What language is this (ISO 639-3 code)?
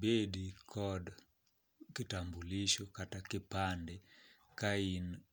luo